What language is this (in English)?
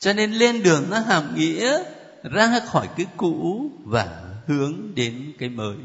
Vietnamese